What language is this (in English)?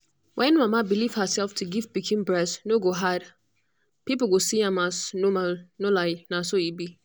Nigerian Pidgin